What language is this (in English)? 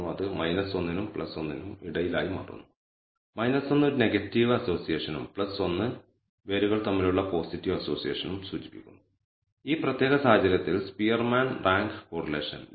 Malayalam